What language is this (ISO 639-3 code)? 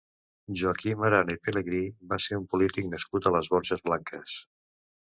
cat